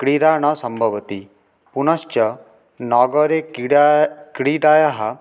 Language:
Sanskrit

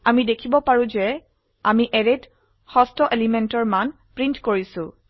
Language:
Assamese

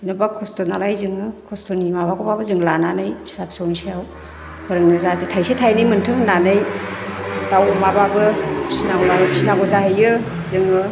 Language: Bodo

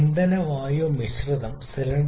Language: Malayalam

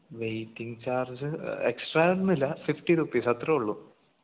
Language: Malayalam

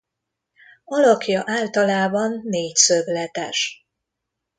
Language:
Hungarian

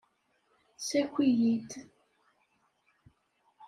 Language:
Kabyle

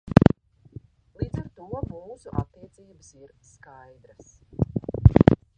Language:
Latvian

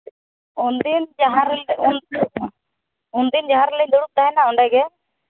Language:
Santali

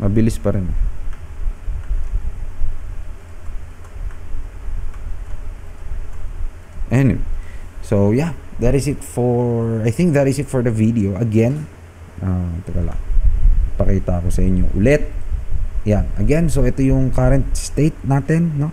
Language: Filipino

